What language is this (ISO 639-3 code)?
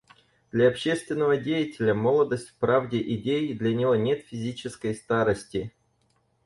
rus